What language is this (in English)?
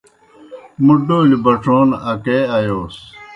Kohistani Shina